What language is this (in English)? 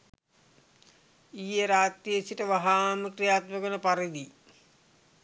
Sinhala